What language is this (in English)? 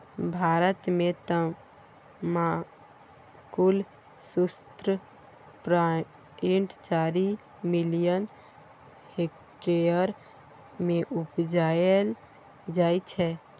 Maithili